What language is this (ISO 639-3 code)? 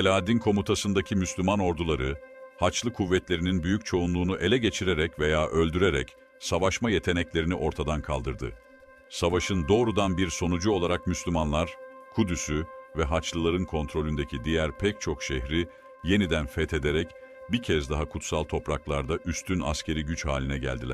tur